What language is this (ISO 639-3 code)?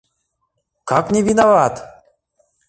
chm